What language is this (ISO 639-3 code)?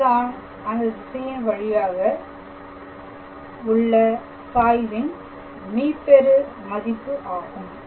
tam